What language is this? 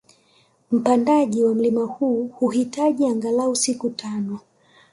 Swahili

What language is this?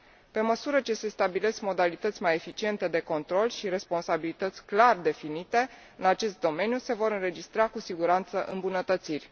Romanian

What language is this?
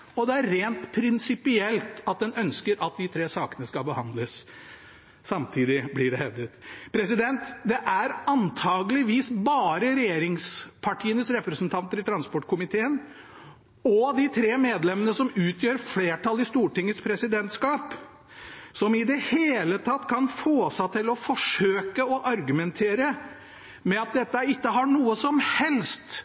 Norwegian Bokmål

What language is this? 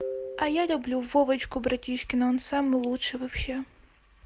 Russian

